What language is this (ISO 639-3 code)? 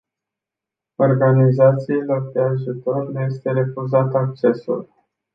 ron